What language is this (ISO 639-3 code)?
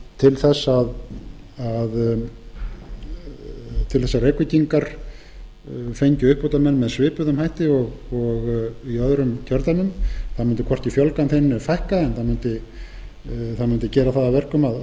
isl